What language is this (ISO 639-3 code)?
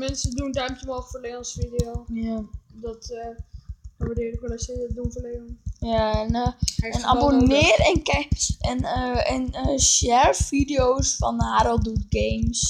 nld